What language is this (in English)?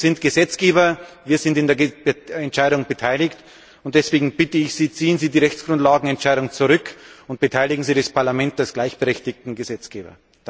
German